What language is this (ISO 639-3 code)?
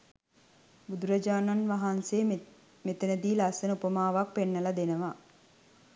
sin